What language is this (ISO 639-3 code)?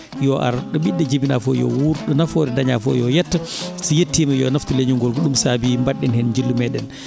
ful